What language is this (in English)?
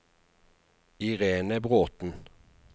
Norwegian